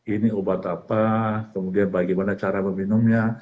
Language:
Indonesian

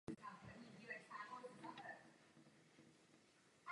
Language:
Czech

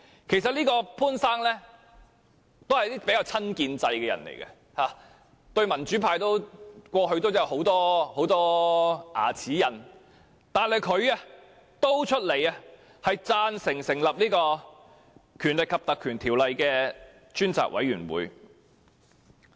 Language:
Cantonese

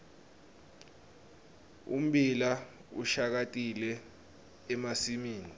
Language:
Swati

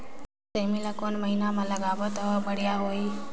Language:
Chhattisgarhi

